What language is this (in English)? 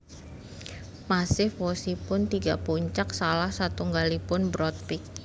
Javanese